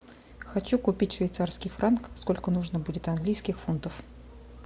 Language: Russian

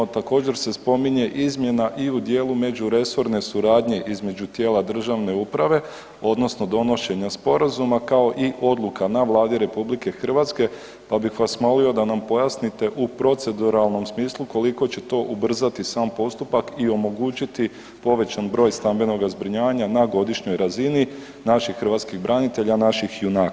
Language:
Croatian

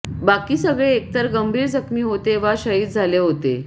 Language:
Marathi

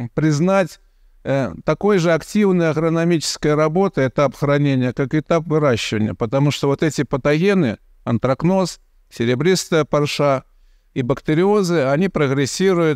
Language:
Russian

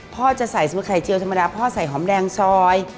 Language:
Thai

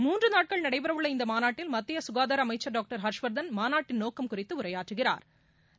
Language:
Tamil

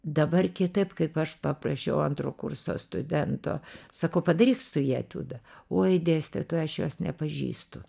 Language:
Lithuanian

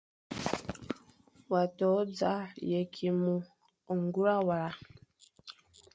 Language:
Fang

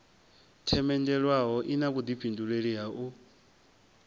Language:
Venda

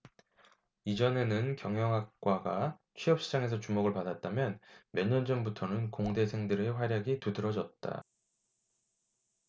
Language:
Korean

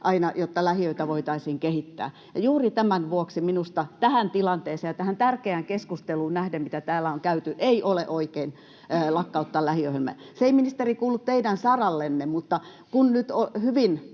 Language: Finnish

